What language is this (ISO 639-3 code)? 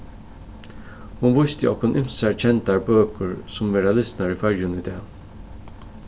fao